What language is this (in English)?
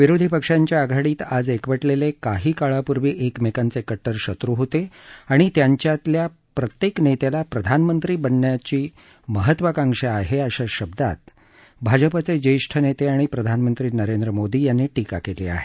Marathi